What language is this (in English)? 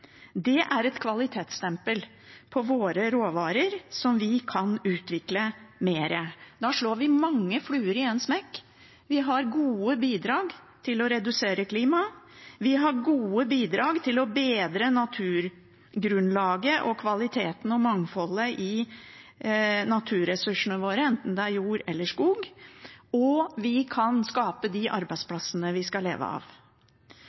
Norwegian Bokmål